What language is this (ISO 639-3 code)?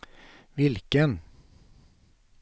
swe